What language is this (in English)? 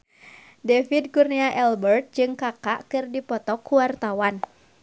Sundanese